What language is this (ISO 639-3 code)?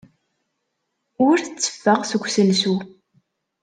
kab